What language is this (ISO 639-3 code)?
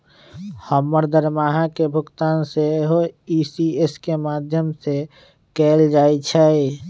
mag